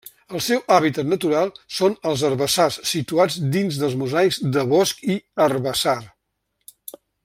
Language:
Catalan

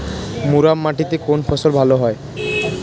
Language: Bangla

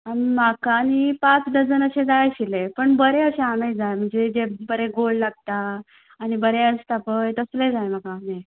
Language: Konkani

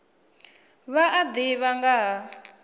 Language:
Venda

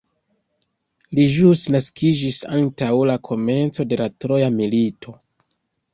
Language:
Esperanto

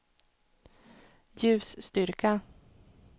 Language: Swedish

